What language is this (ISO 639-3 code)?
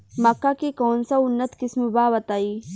bho